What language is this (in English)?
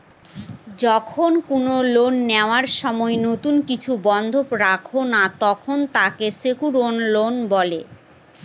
Bangla